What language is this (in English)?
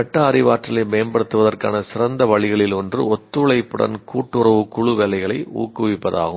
Tamil